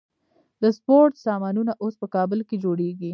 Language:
Pashto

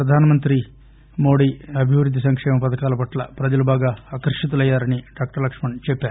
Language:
Telugu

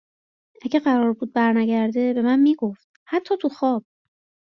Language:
Persian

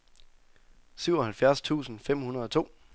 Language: Danish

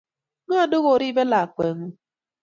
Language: Kalenjin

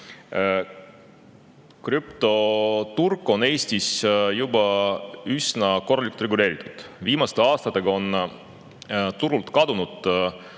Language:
Estonian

